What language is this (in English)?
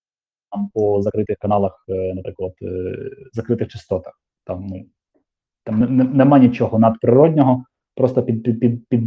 Ukrainian